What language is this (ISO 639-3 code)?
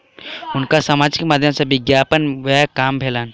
mai